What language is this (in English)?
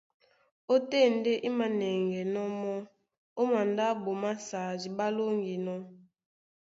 Duala